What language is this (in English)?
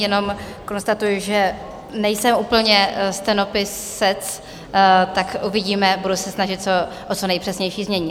Czech